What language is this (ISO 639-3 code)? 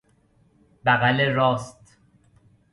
fas